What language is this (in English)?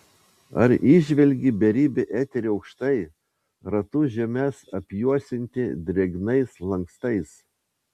Lithuanian